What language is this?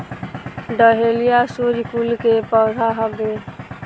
Bhojpuri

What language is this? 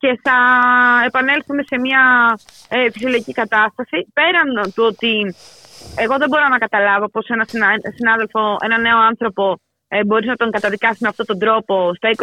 Greek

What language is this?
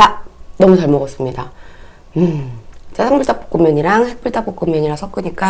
Korean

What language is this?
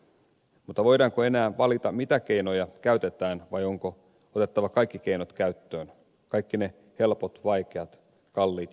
Finnish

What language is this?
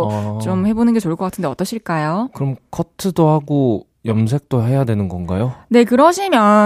Korean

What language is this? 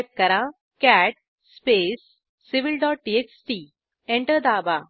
Marathi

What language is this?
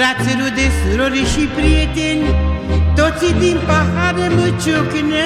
Romanian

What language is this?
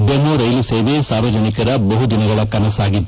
Kannada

